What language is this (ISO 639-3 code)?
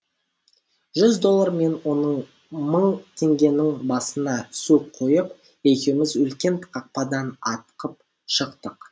kaz